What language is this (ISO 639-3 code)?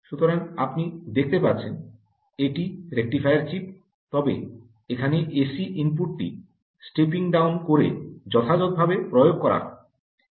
ben